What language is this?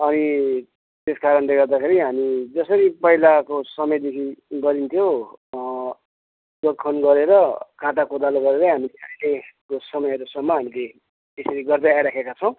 Nepali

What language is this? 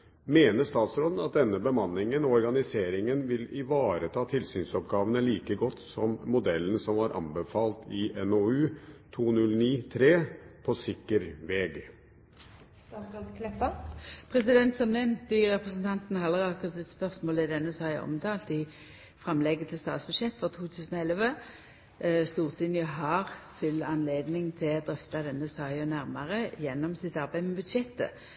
Norwegian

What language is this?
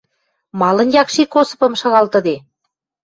Western Mari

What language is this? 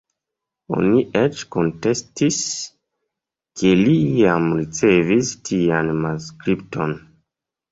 Esperanto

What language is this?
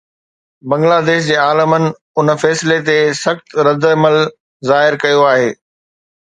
Sindhi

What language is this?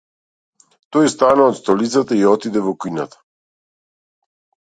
Macedonian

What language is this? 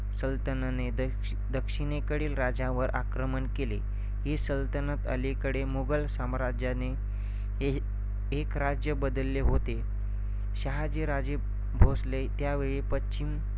Marathi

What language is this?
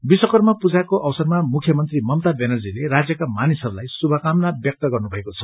Nepali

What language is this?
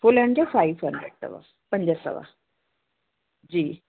Sindhi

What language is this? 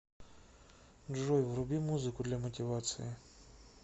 Russian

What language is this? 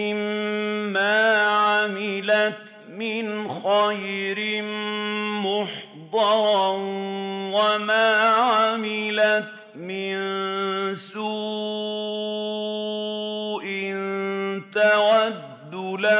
Arabic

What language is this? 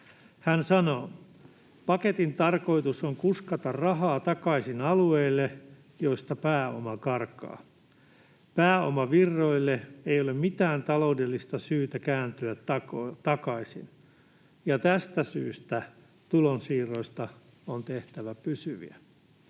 Finnish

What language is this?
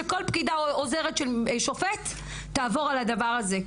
Hebrew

